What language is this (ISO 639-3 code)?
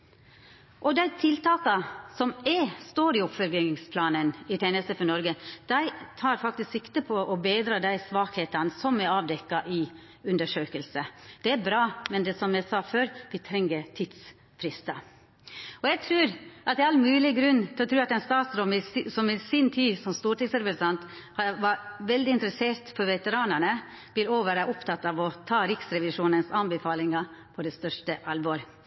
nno